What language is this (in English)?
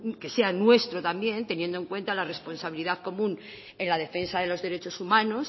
Spanish